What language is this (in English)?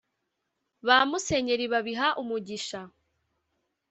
Kinyarwanda